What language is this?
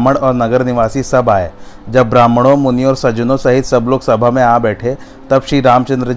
Hindi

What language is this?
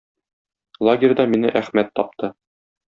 Tatar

